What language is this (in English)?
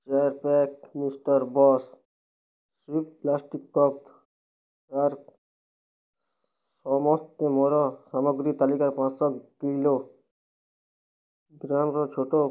Odia